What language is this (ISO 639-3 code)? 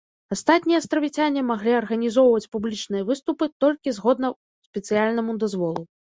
bel